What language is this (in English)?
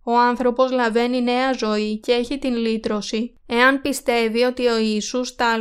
Greek